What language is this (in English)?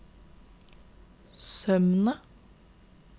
Norwegian